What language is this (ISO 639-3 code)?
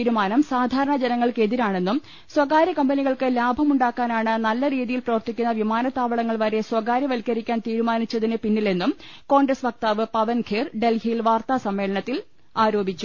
mal